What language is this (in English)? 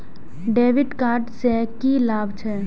Maithili